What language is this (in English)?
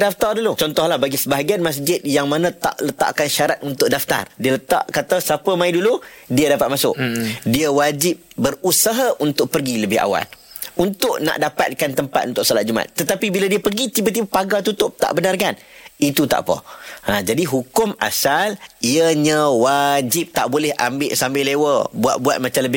Malay